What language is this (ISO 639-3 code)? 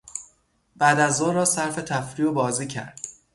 fas